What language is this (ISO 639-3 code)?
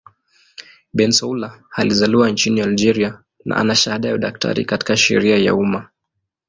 swa